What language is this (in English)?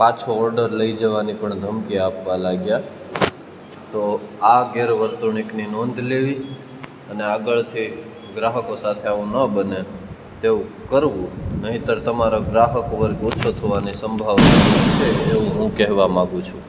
Gujarati